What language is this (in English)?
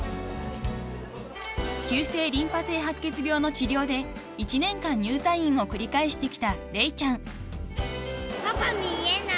Japanese